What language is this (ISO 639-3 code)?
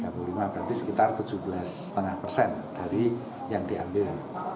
ind